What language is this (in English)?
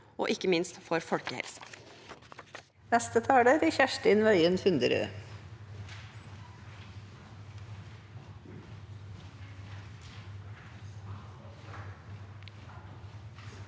Norwegian